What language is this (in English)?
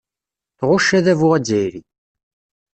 Kabyle